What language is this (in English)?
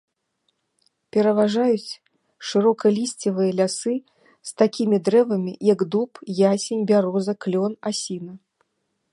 Belarusian